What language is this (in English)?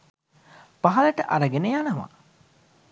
Sinhala